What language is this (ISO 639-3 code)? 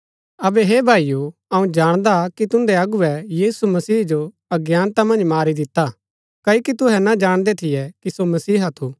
gbk